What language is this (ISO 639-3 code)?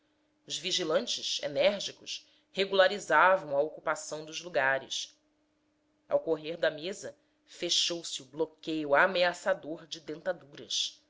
por